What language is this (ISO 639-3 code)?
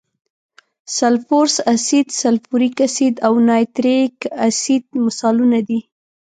pus